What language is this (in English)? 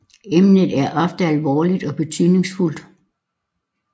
Danish